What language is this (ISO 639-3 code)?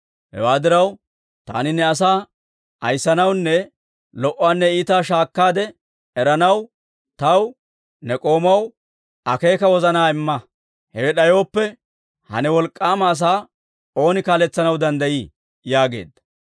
dwr